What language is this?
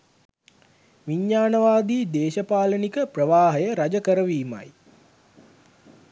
Sinhala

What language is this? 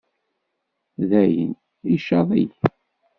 Kabyle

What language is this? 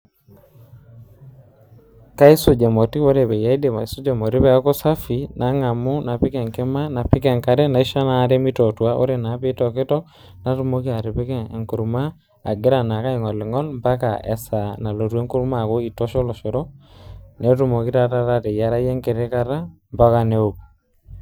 Masai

